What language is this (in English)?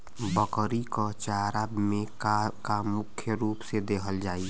Bhojpuri